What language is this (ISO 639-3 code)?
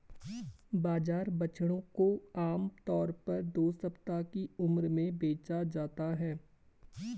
hin